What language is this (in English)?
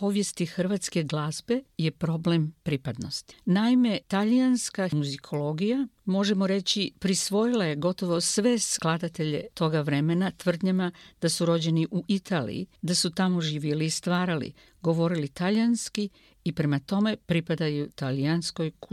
Croatian